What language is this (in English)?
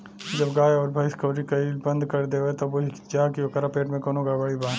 Bhojpuri